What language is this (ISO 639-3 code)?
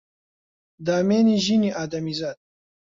ckb